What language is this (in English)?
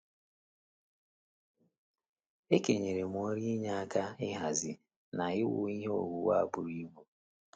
Igbo